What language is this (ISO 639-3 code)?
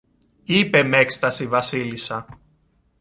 ell